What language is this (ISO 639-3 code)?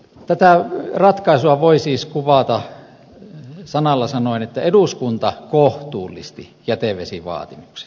fin